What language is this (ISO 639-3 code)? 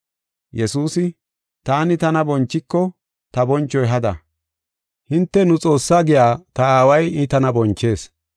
gof